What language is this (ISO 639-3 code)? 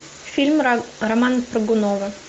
rus